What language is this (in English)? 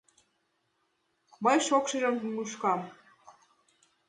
Mari